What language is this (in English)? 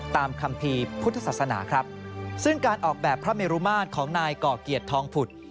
Thai